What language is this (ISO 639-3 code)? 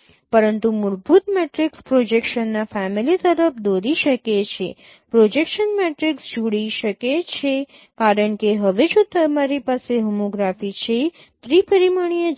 guj